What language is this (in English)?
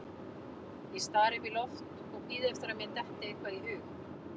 Icelandic